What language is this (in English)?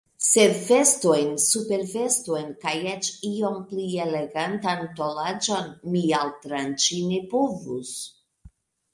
Esperanto